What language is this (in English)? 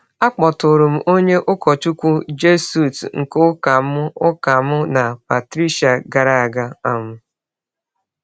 Igbo